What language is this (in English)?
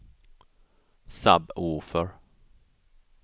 Swedish